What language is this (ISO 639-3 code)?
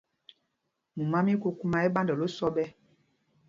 mgg